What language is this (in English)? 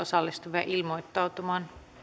Finnish